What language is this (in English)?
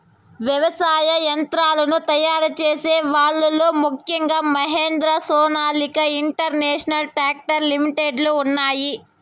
Telugu